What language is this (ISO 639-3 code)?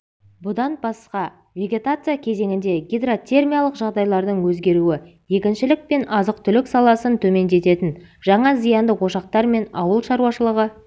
kaz